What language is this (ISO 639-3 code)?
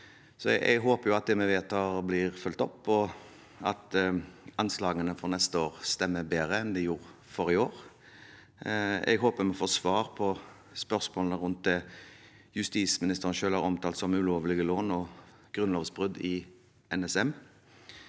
nor